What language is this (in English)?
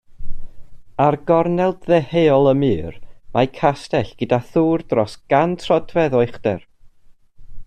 Welsh